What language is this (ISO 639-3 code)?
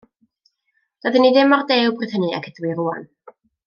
cym